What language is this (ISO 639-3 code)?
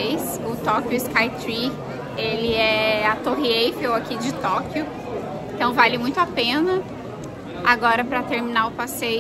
por